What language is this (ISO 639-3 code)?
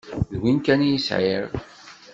kab